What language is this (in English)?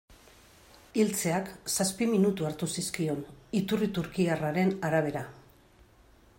Basque